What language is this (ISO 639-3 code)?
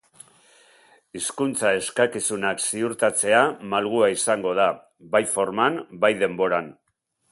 eus